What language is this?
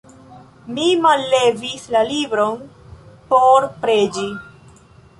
Esperanto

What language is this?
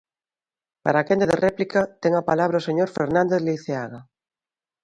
Galician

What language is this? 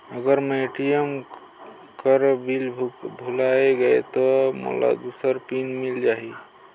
Chhattisgarhi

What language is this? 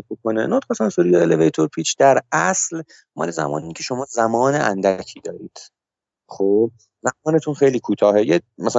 Persian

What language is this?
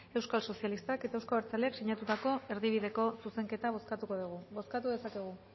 Basque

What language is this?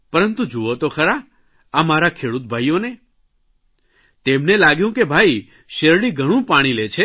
Gujarati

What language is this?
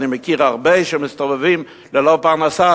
Hebrew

